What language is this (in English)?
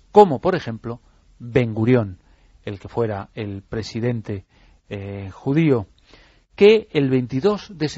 Spanish